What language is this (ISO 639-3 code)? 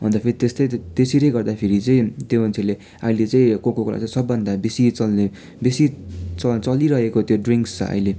nep